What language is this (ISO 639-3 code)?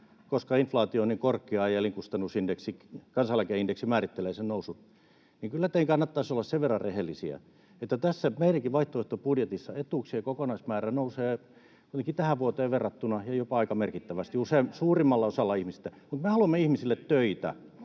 fin